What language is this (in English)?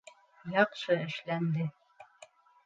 Bashkir